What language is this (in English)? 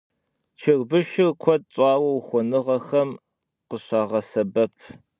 Kabardian